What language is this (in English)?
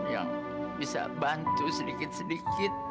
Indonesian